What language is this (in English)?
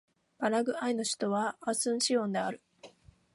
Japanese